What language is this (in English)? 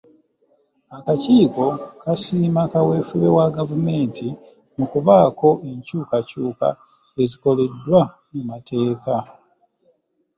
Ganda